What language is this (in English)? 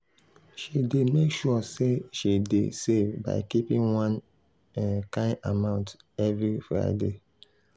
Nigerian Pidgin